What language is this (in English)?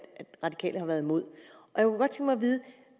Danish